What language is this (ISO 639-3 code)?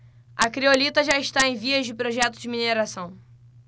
por